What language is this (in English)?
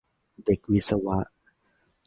Thai